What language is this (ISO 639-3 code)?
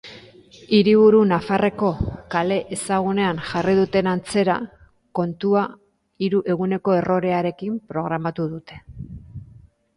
eus